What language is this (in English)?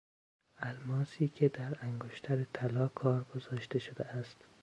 Persian